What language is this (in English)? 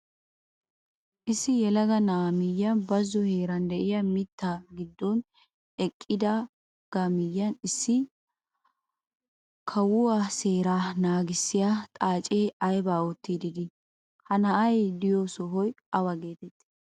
Wolaytta